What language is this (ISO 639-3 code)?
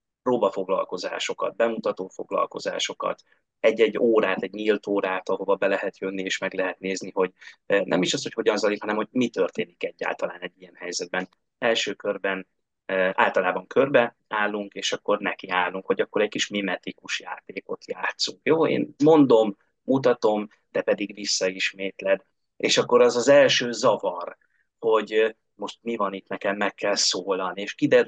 hun